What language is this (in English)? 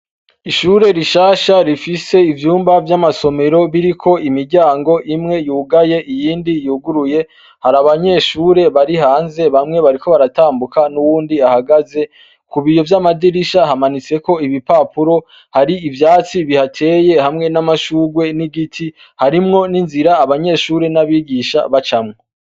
Rundi